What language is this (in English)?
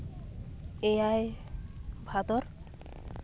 Santali